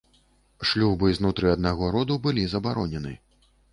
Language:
Belarusian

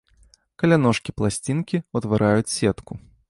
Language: Belarusian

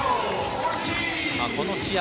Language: Japanese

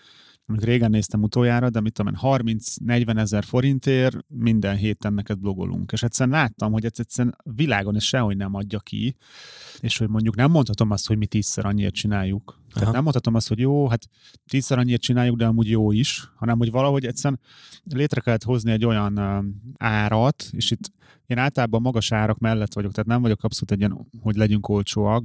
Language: Hungarian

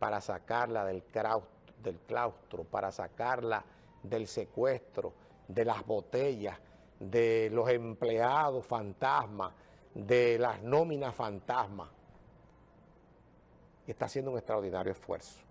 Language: Spanish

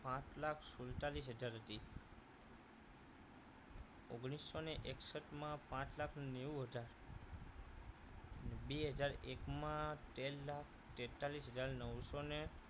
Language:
Gujarati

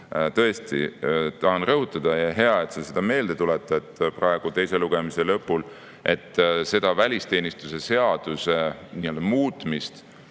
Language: Estonian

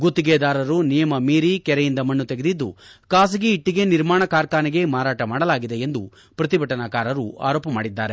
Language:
Kannada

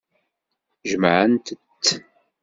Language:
Kabyle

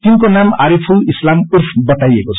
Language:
Nepali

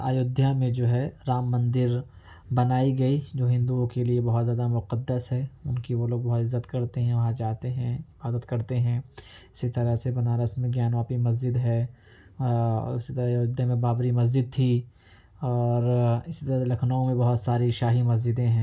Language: Urdu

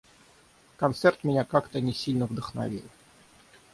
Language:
Russian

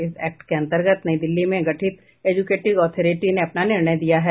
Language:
Hindi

